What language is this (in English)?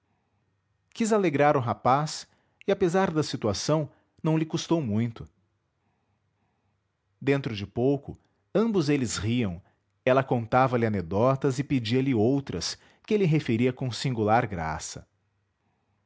Portuguese